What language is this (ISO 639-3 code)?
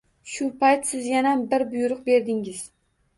uzb